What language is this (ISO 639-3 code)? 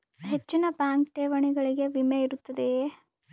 kan